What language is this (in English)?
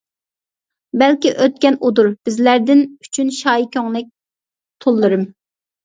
Uyghur